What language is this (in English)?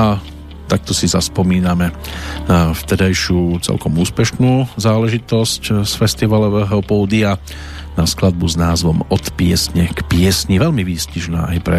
Slovak